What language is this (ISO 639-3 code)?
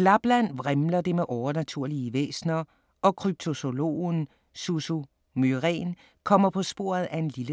dan